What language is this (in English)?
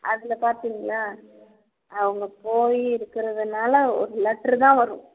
Tamil